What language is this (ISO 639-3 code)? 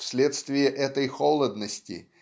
rus